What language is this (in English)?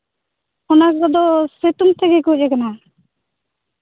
Santali